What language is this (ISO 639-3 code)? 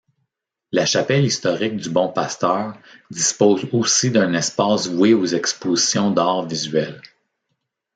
fra